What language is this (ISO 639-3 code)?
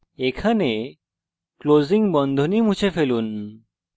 ben